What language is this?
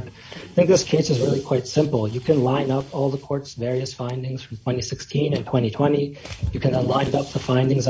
English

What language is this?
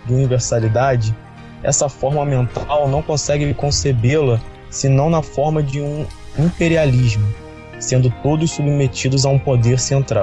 Portuguese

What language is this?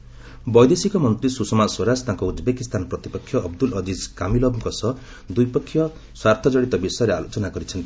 Odia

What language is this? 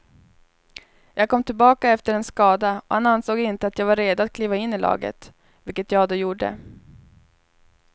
Swedish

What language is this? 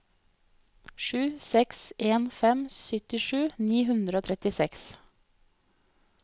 Norwegian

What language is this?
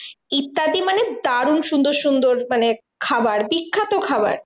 Bangla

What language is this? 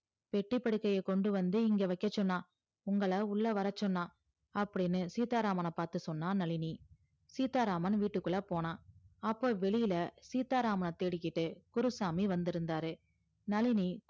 Tamil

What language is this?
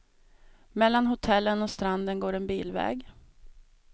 Swedish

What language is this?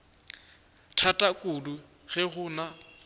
Northern Sotho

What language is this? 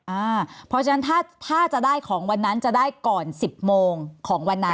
Thai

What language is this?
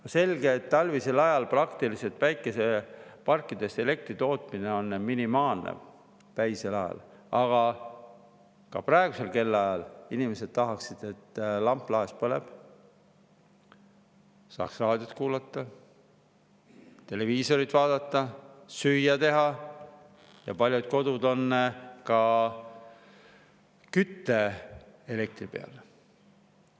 Estonian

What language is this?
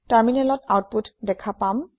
Assamese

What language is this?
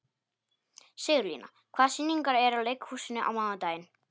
Icelandic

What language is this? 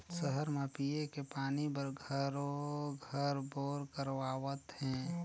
Chhattisgarhi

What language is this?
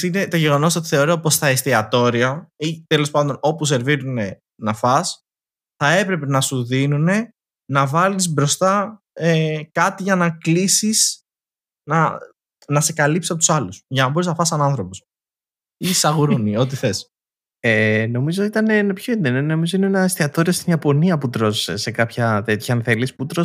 Greek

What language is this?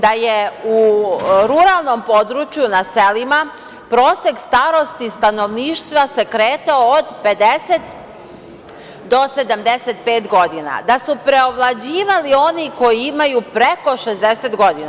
Serbian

